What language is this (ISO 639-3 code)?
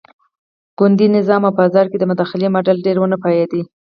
pus